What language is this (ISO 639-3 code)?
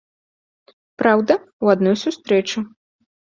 bel